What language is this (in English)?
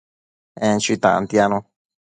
Matsés